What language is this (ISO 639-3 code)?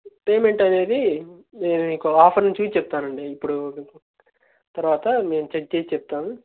tel